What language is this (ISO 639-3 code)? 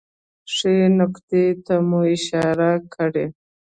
pus